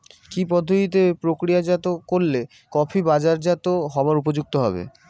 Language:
Bangla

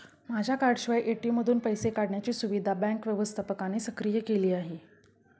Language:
Marathi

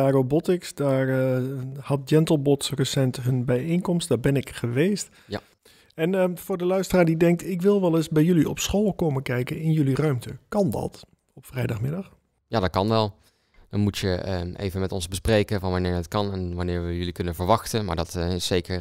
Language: Dutch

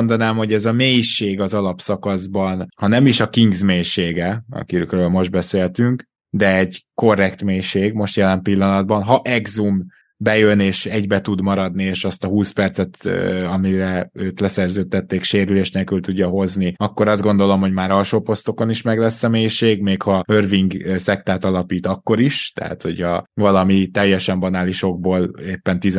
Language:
Hungarian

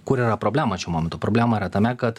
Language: Lithuanian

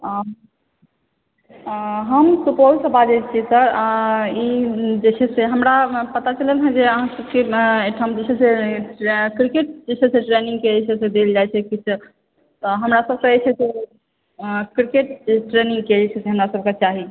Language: Maithili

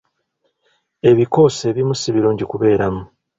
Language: Ganda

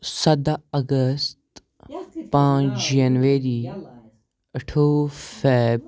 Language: Kashmiri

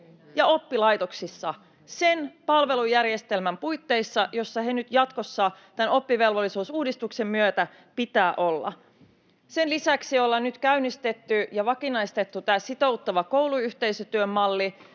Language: Finnish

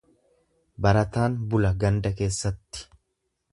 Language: Oromo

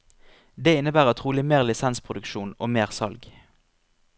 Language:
Norwegian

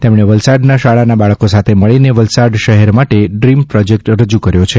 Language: Gujarati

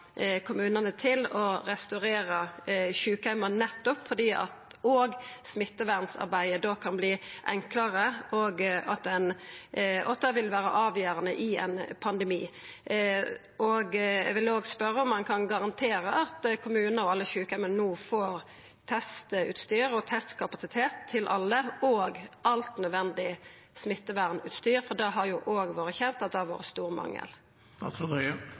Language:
Norwegian Nynorsk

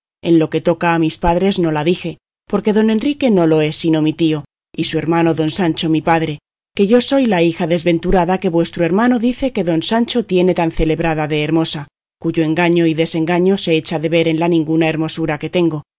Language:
Spanish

